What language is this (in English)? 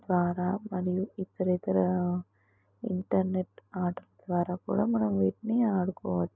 Telugu